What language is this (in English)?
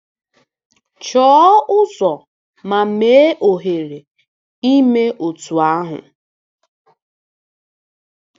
Igbo